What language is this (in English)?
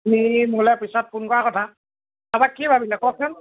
Assamese